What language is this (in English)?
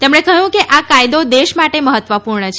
Gujarati